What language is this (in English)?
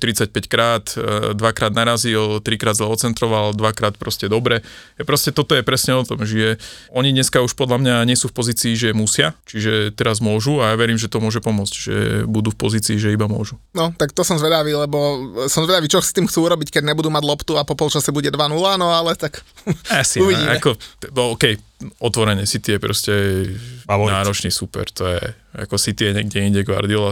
Slovak